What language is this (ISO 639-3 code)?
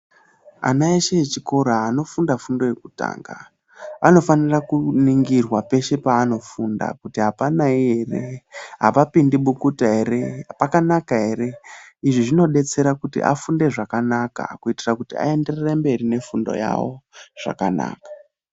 ndc